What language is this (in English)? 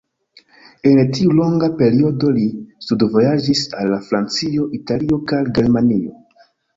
Esperanto